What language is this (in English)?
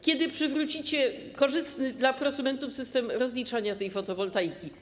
Polish